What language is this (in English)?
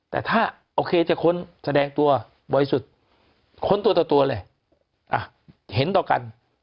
Thai